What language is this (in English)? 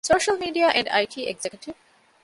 Divehi